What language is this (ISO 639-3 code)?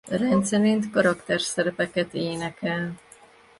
hun